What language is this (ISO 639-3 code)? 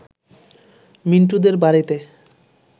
ben